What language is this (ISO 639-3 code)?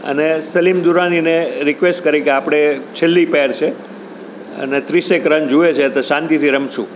guj